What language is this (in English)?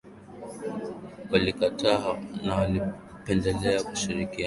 Swahili